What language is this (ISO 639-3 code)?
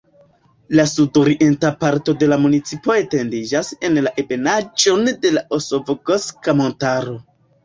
epo